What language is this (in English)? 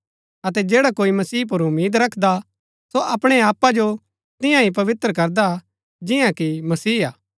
Gaddi